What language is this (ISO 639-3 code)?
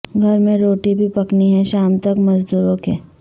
urd